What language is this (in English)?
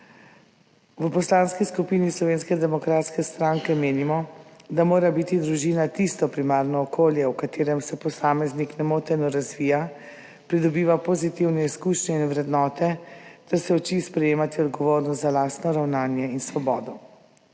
Slovenian